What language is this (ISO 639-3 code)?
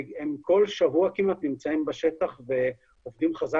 heb